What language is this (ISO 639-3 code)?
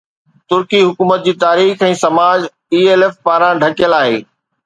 snd